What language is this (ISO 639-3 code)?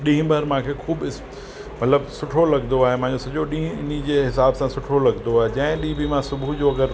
snd